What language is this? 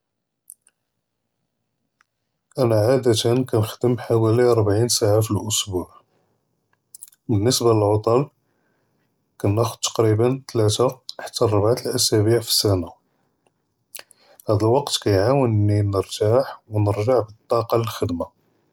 Judeo-Arabic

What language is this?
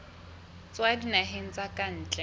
Southern Sotho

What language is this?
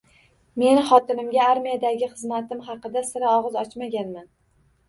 Uzbek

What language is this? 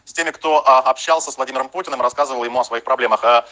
Russian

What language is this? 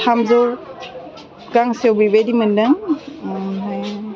Bodo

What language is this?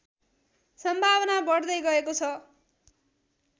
Nepali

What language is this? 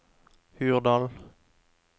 Norwegian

